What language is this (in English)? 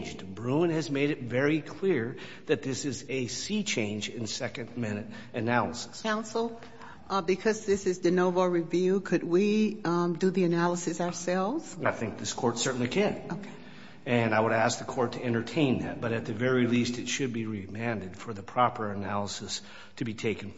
English